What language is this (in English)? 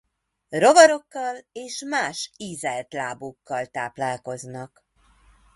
Hungarian